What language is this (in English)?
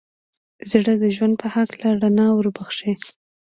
Pashto